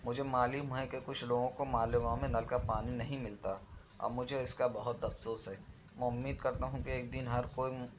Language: Urdu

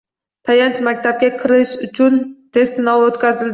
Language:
Uzbek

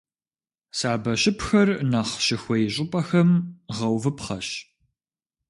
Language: Kabardian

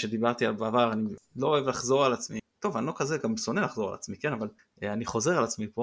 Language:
Hebrew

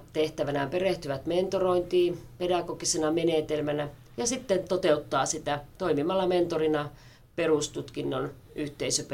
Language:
Finnish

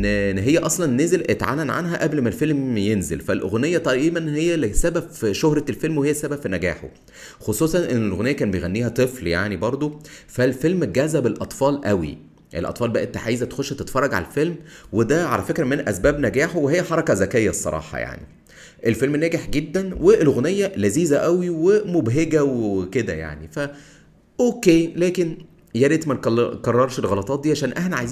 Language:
Arabic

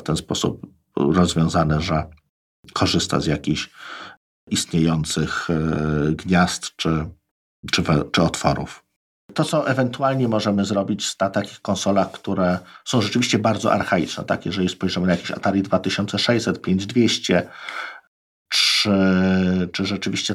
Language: Polish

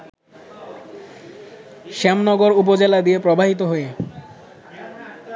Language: Bangla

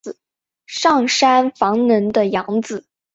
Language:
Chinese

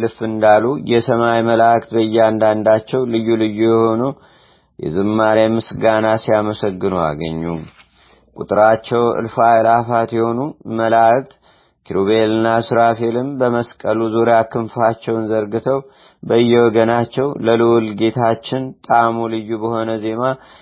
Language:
Amharic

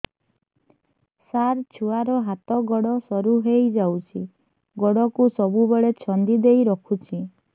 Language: Odia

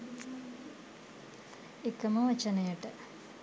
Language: Sinhala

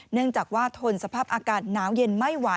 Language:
Thai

